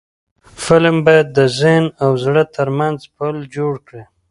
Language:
Pashto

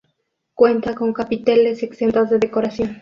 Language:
Spanish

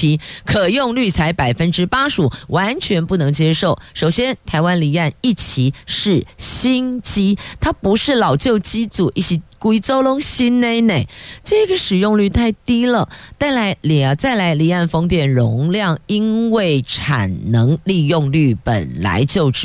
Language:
Chinese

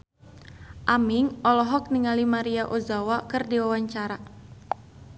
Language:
Sundanese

